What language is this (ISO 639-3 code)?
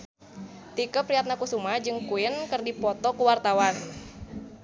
sun